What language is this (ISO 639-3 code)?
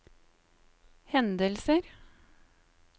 nor